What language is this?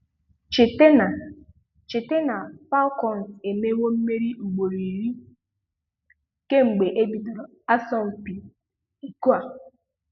Igbo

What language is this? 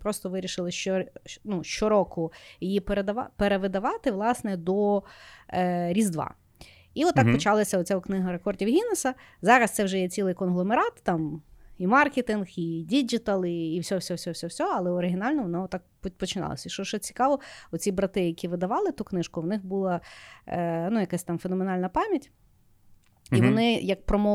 Ukrainian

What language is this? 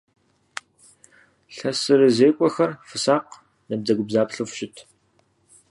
Kabardian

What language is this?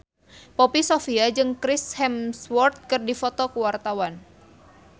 Sundanese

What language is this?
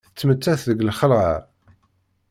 Kabyle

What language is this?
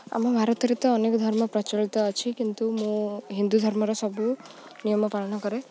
Odia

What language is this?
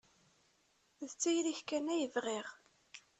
Kabyle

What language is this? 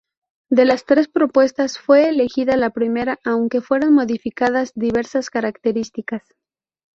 Spanish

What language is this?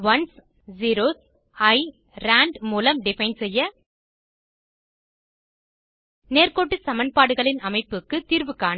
Tamil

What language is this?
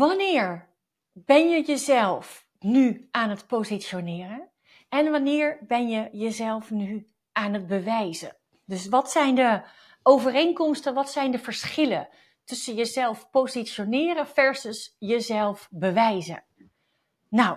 Dutch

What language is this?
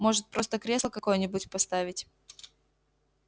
Russian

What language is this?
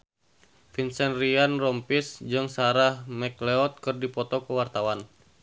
Sundanese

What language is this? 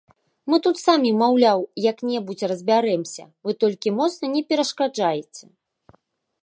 Belarusian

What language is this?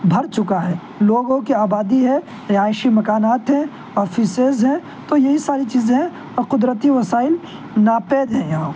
Urdu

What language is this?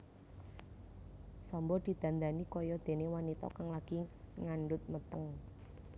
Javanese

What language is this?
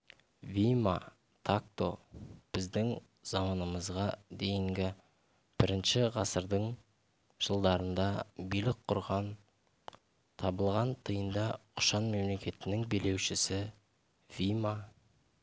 Kazakh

